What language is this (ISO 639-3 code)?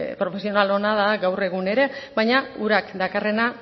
eus